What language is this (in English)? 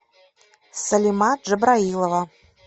Russian